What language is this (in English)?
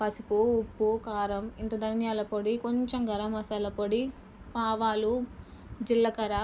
Telugu